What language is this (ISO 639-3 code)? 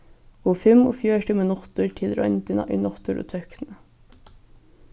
fao